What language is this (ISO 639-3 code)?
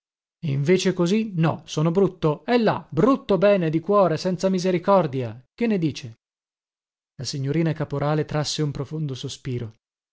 ita